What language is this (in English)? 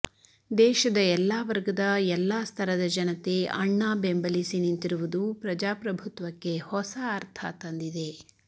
Kannada